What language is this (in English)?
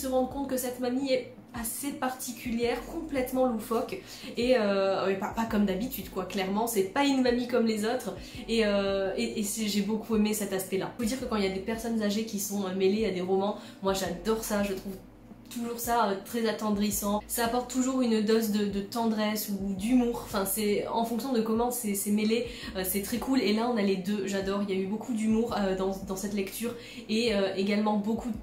French